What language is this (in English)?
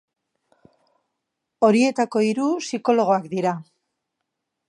Basque